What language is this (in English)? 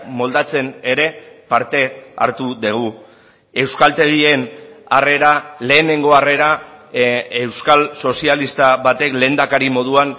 Basque